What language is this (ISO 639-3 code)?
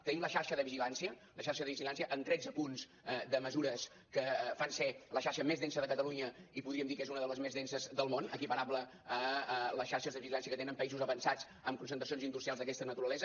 cat